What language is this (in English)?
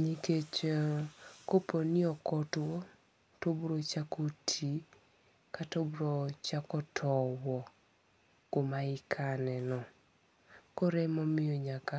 Luo (Kenya and Tanzania)